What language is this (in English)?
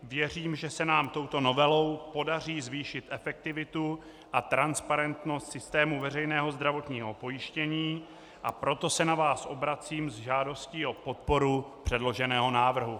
Czech